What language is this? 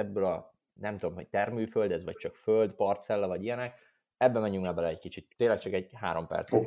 Hungarian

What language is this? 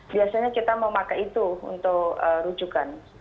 Indonesian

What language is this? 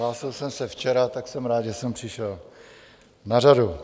Czech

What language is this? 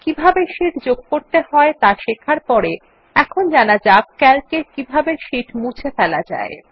Bangla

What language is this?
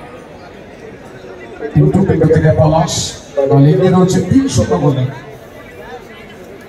Arabic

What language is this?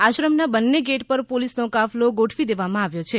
Gujarati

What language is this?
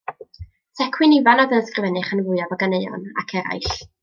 Welsh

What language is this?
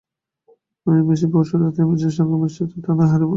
Bangla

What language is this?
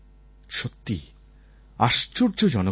Bangla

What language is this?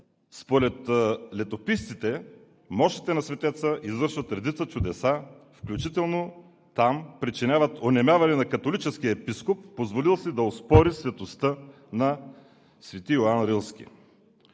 Bulgarian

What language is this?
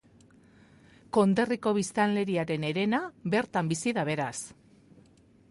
Basque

